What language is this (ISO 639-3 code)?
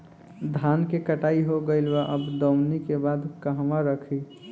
bho